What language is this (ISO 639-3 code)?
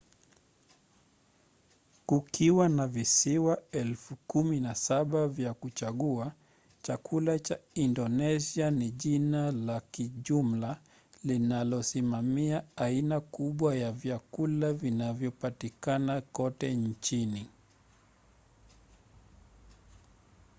swa